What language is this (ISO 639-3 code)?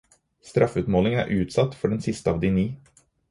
nob